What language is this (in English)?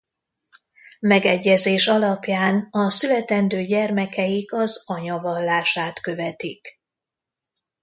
Hungarian